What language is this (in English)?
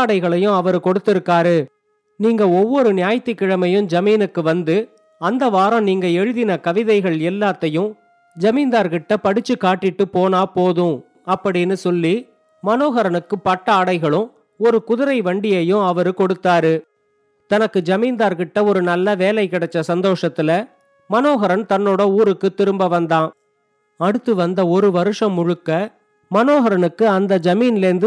Tamil